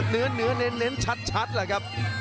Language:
Thai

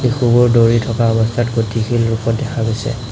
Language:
Assamese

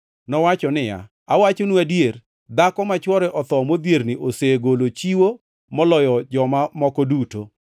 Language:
Luo (Kenya and Tanzania)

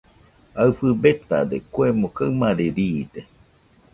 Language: Nüpode Huitoto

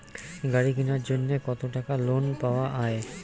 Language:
Bangla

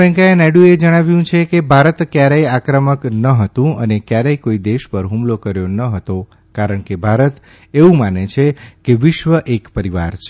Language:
Gujarati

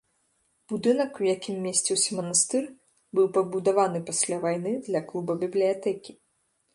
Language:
Belarusian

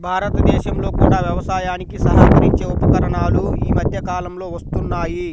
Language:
Telugu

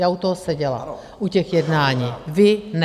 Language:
Czech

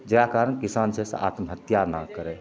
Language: Maithili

